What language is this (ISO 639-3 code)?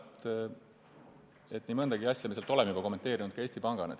est